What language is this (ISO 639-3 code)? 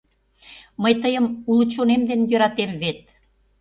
chm